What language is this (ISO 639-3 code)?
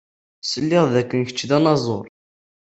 kab